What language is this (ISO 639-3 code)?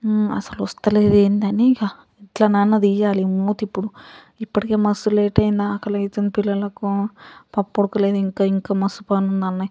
tel